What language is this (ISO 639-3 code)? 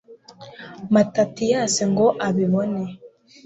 kin